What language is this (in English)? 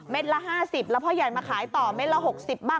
Thai